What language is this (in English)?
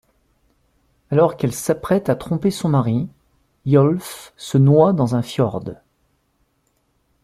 French